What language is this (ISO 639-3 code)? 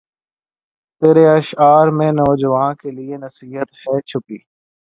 urd